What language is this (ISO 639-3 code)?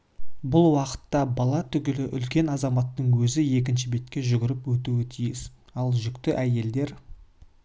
kaz